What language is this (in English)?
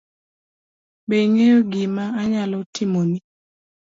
Luo (Kenya and Tanzania)